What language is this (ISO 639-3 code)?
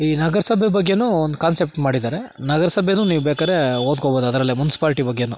kan